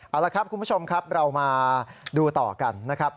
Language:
Thai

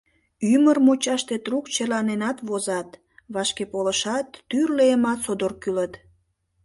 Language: Mari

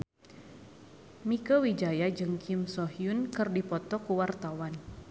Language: Sundanese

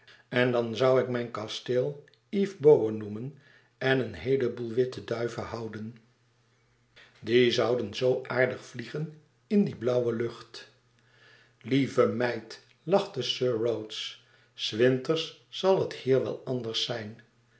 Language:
Dutch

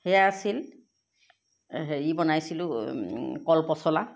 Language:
Assamese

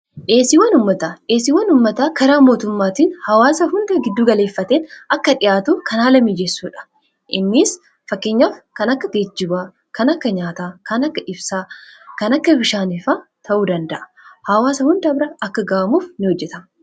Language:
Oromo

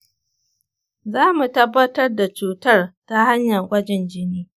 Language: Hausa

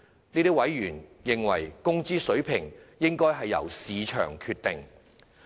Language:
Cantonese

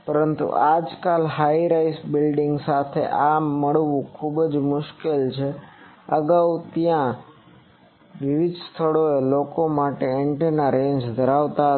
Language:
Gujarati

